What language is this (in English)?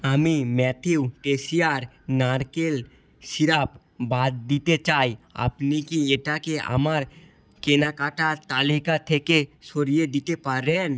Bangla